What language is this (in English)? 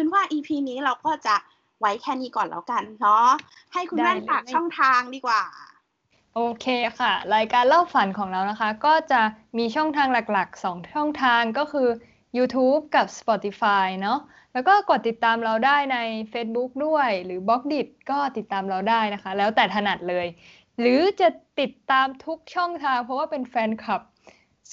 Thai